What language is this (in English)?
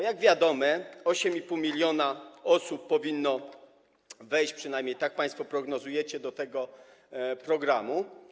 Polish